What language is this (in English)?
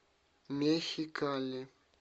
Russian